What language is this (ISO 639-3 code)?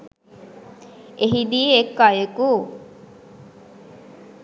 sin